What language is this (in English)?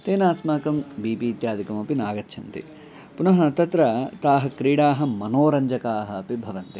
Sanskrit